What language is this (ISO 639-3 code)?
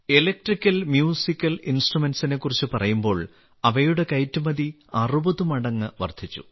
mal